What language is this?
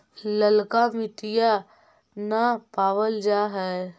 Magahi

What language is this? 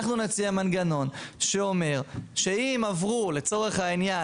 Hebrew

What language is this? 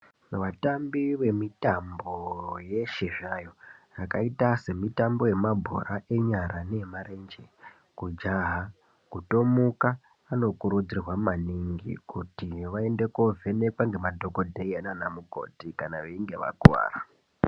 Ndau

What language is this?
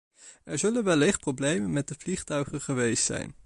Dutch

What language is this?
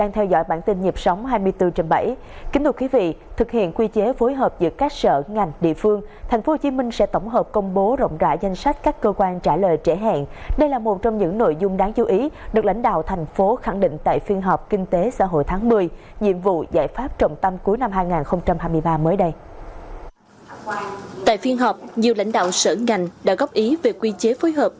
Vietnamese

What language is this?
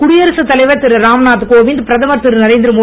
Tamil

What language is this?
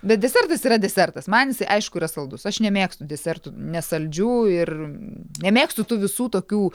Lithuanian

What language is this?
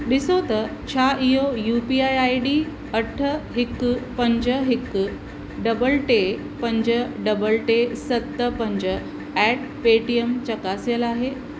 Sindhi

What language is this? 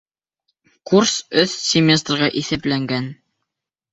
Bashkir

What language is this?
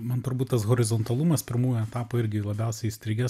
Lithuanian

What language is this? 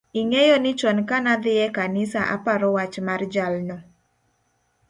Luo (Kenya and Tanzania)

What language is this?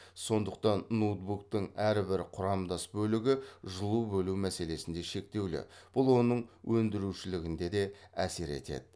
Kazakh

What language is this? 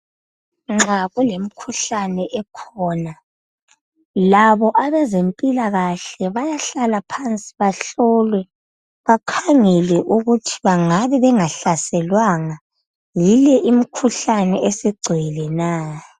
North Ndebele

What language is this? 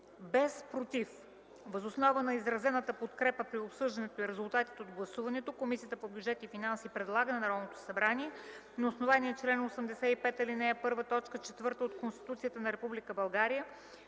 Bulgarian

